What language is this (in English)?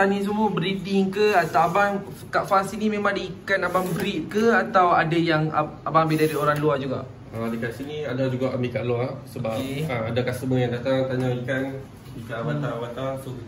Malay